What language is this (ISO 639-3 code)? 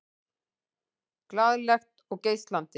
isl